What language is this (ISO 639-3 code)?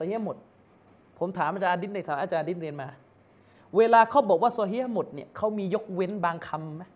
tha